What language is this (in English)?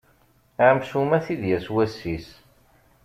Kabyle